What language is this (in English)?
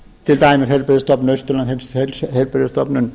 Icelandic